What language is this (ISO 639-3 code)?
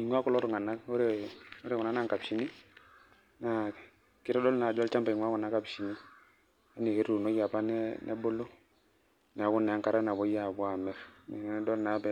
mas